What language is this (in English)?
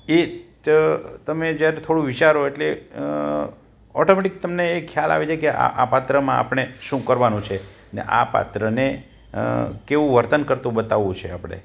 Gujarati